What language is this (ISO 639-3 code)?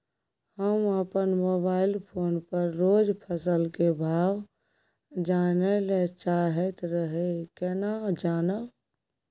mai